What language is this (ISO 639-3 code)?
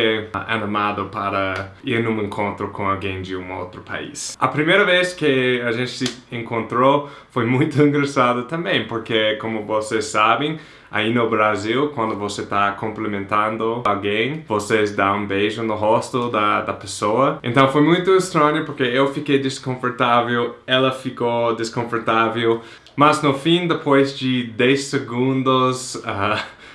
por